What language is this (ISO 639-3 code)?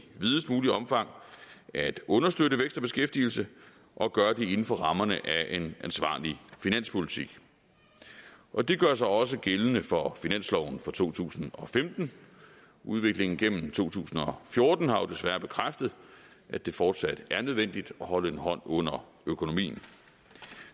dan